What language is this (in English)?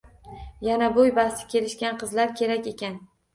Uzbek